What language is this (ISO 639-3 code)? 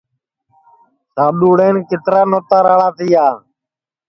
ssi